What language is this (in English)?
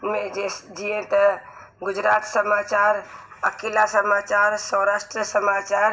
Sindhi